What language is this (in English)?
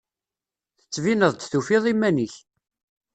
Kabyle